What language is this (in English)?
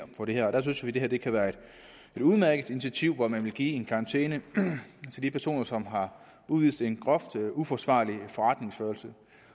Danish